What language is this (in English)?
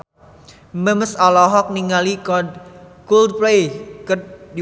Sundanese